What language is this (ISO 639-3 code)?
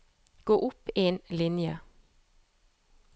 nor